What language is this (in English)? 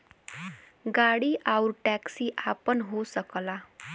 Bhojpuri